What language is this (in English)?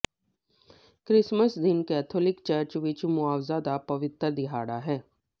Punjabi